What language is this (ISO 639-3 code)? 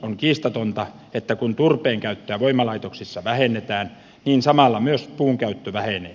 fin